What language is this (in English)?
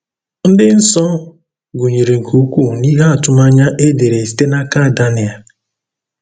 Igbo